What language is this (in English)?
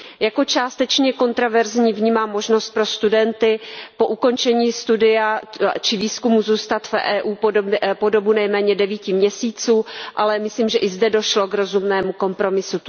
Czech